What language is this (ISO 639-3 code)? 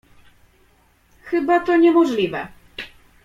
pol